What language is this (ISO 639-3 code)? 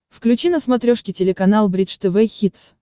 rus